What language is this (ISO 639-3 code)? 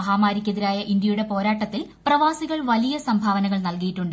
mal